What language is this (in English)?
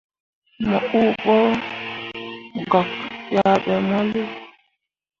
Mundang